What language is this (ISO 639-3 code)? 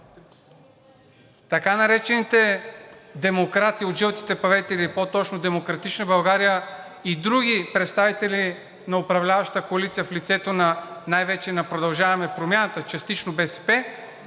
bul